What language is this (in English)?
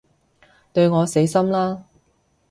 Cantonese